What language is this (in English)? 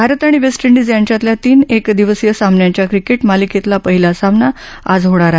Marathi